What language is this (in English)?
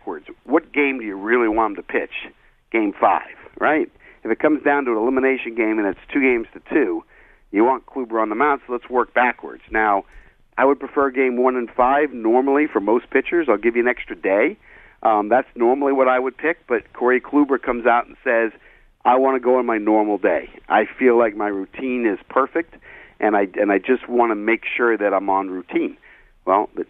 English